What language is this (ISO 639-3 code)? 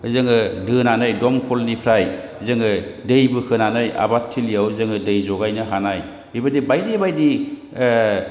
brx